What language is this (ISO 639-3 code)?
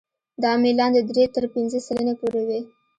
pus